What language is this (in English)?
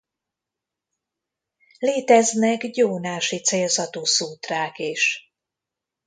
Hungarian